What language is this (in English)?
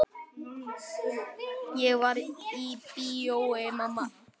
Icelandic